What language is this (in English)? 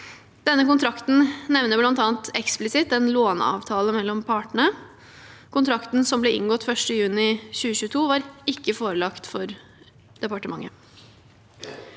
Norwegian